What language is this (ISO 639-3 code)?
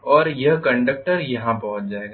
hin